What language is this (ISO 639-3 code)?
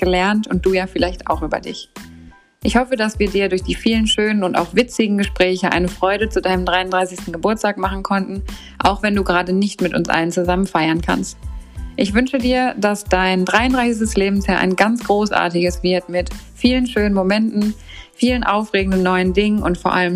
deu